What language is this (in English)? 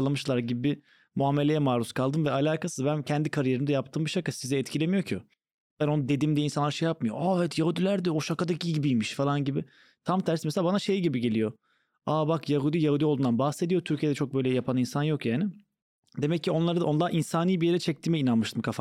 Turkish